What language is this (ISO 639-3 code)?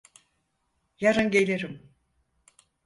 tur